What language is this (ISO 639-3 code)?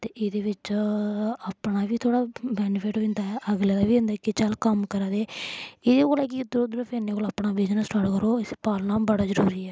doi